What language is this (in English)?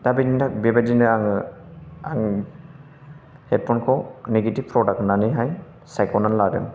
Bodo